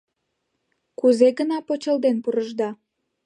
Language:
Mari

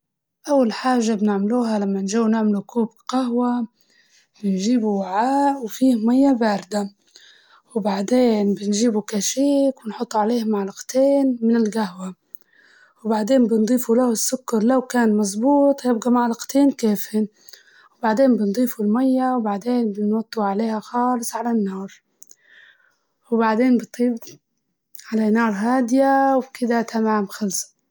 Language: Libyan Arabic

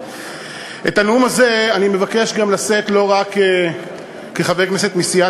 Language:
Hebrew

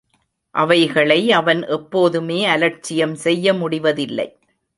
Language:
Tamil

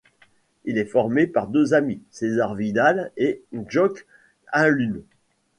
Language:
French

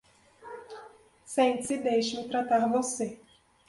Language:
Portuguese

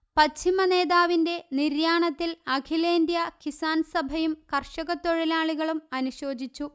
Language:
Malayalam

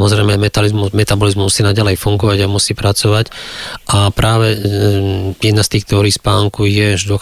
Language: Slovak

